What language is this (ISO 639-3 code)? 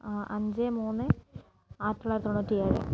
mal